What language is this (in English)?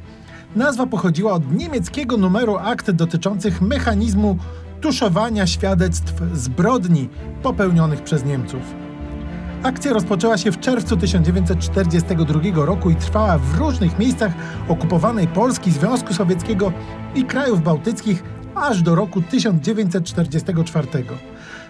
Polish